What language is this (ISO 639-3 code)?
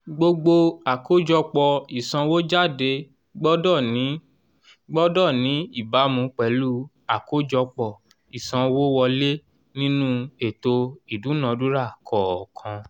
yor